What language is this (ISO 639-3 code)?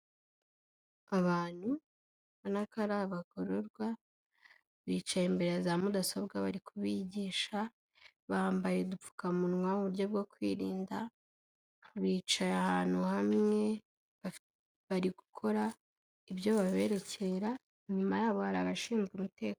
kin